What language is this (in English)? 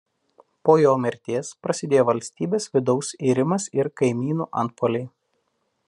Lithuanian